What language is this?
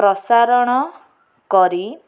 Odia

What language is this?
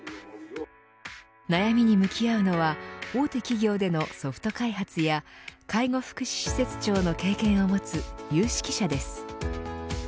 Japanese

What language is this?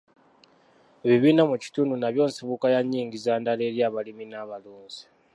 Ganda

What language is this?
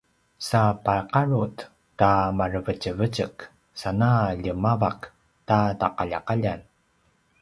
Paiwan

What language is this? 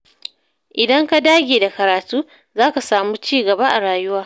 Hausa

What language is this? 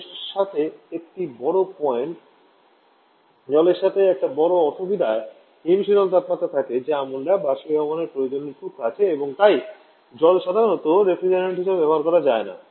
Bangla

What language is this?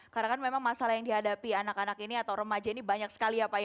Indonesian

